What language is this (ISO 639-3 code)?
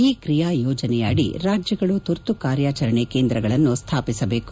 kan